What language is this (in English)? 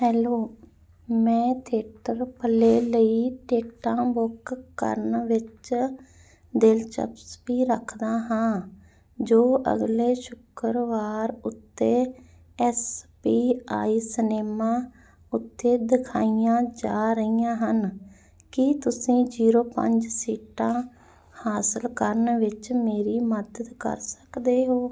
Punjabi